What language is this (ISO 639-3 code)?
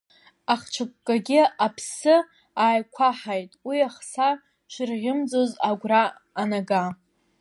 abk